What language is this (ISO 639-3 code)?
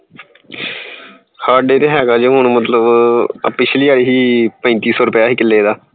pan